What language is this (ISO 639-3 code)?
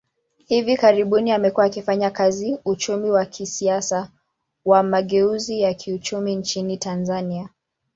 swa